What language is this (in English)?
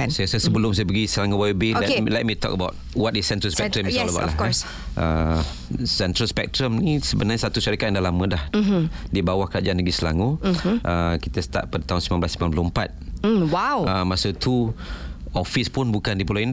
Malay